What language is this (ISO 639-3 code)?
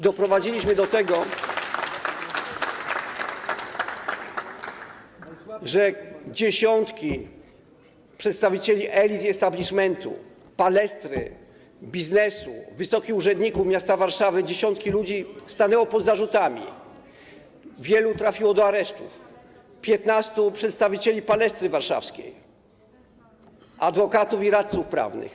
pol